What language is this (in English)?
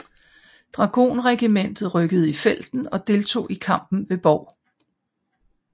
Danish